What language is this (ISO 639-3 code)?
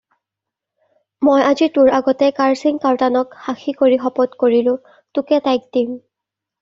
asm